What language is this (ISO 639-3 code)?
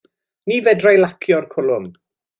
cym